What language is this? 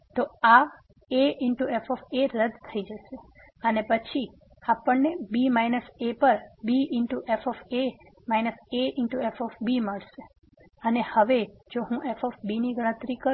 Gujarati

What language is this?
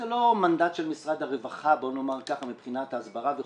Hebrew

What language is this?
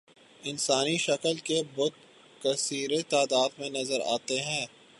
Urdu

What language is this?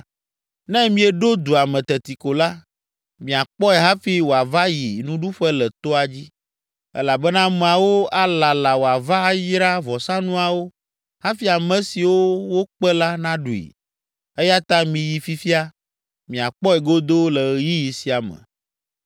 Ewe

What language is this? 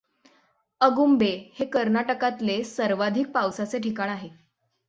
Marathi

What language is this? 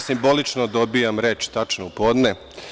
Serbian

